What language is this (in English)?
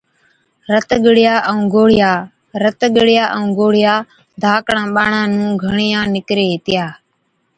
Od